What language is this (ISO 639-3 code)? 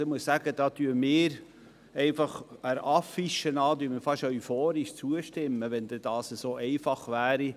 gsw